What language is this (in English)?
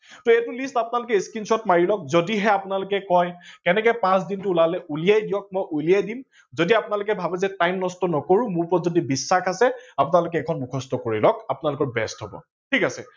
Assamese